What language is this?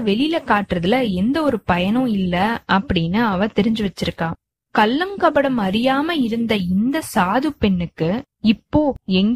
Tamil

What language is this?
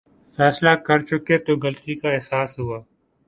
Urdu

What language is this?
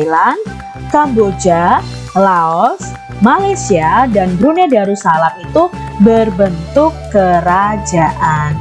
Indonesian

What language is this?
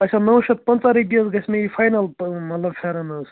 Kashmiri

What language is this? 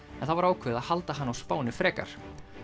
Icelandic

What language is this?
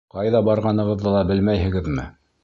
Bashkir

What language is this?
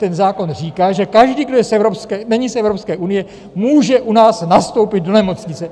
Czech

